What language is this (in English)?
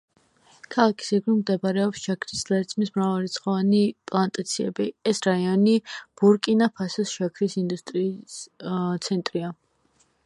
Georgian